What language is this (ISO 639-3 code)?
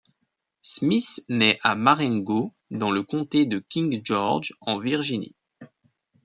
fra